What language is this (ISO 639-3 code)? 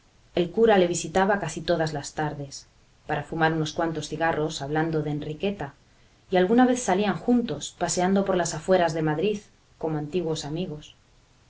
spa